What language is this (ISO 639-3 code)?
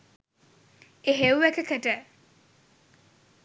sin